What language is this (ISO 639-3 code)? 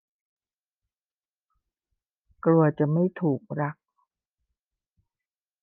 tha